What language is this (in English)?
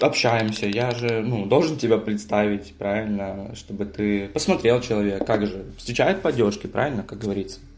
Russian